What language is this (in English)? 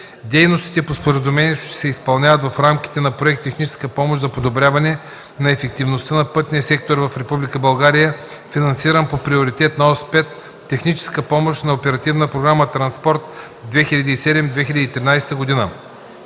Bulgarian